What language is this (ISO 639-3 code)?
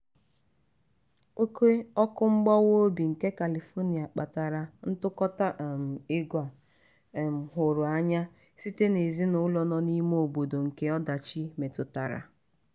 ibo